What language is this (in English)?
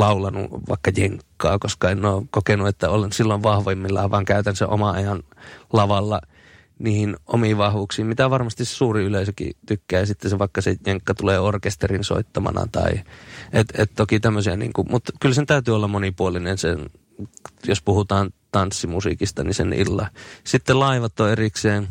Finnish